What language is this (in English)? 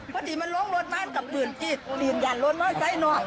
Thai